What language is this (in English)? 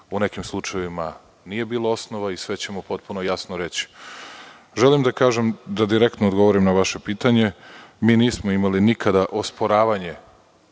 Serbian